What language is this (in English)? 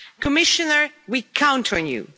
English